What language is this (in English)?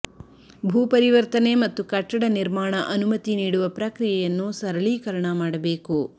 Kannada